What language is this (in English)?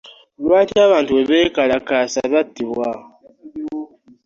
Ganda